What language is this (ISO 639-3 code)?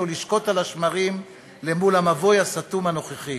heb